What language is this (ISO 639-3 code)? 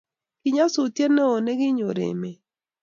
kln